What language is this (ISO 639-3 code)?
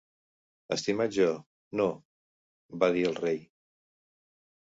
cat